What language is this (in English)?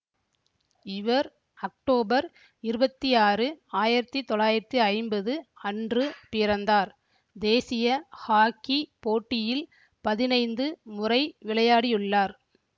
Tamil